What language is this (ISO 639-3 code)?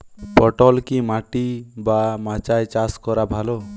ben